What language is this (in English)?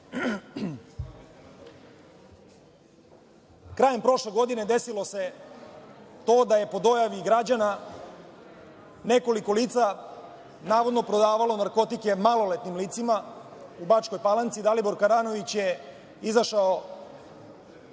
Serbian